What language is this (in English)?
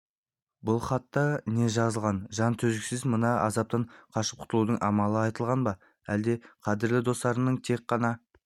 Kazakh